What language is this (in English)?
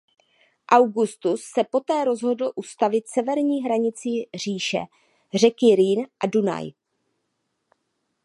Czech